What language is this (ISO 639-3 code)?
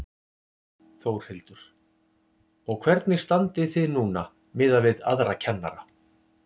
isl